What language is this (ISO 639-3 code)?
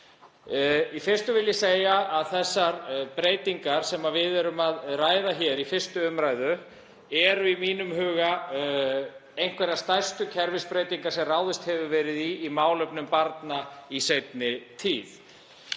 isl